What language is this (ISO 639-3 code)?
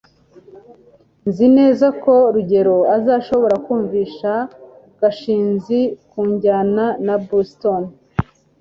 kin